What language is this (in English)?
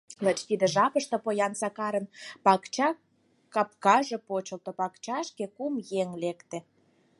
Mari